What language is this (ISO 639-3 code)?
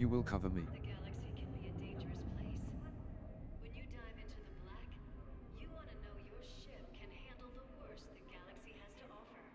eng